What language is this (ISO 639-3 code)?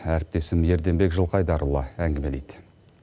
kaz